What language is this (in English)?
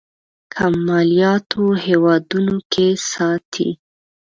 Pashto